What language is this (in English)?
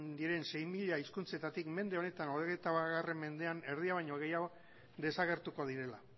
Basque